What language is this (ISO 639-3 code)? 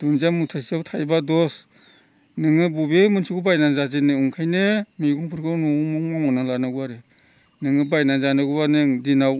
brx